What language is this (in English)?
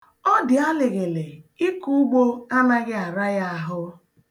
Igbo